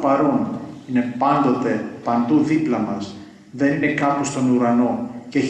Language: Greek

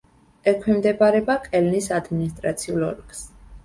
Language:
Georgian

